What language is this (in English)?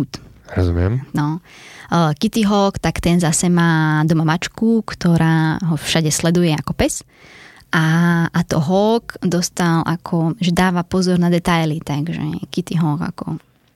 Slovak